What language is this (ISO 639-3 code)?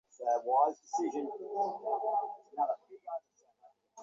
ben